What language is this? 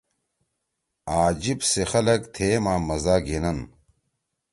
Torwali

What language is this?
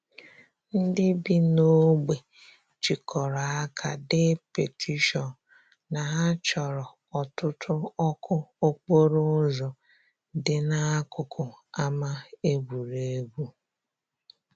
Igbo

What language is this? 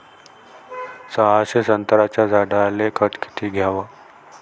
Marathi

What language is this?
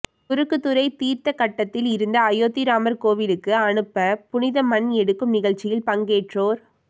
Tamil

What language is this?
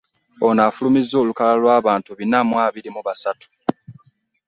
Ganda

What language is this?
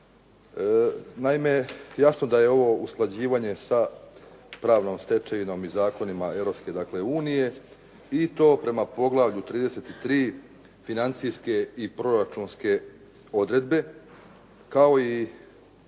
Croatian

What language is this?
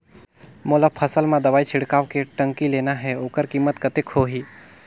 Chhattisgarhi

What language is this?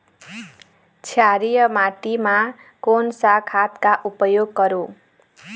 Chhattisgarhi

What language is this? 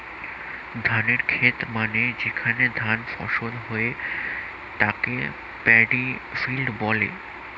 Bangla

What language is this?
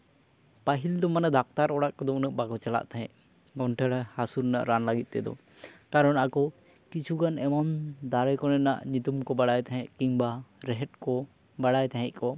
Santali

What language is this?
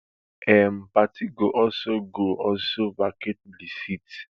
Nigerian Pidgin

